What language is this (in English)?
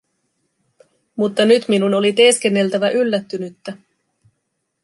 Finnish